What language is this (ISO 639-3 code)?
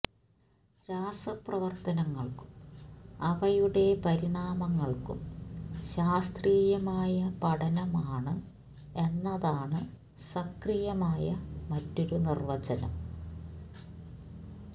mal